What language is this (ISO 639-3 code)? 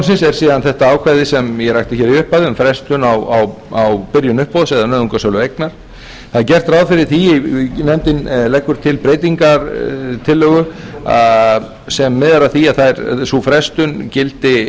isl